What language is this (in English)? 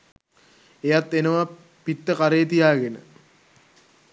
Sinhala